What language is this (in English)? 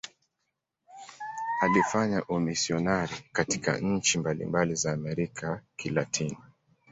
Swahili